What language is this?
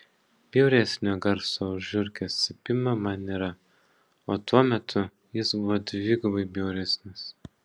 Lithuanian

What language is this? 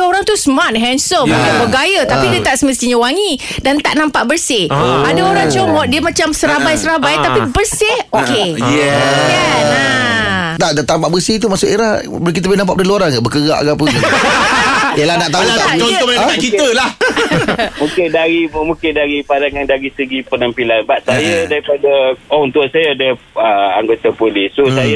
Malay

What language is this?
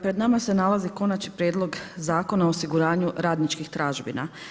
Croatian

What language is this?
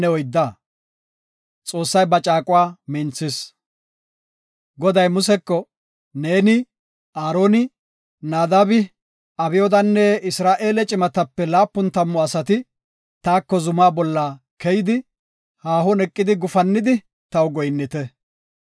Gofa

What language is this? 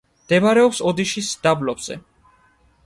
Georgian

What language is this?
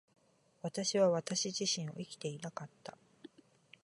Japanese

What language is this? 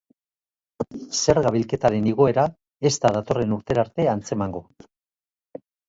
Basque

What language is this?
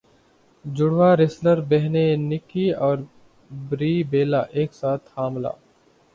Urdu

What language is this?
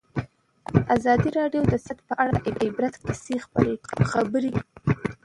Pashto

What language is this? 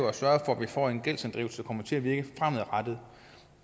Danish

